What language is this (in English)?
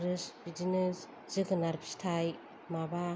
Bodo